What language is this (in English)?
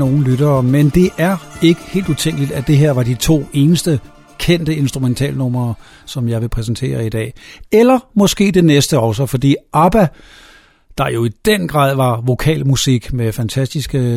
Danish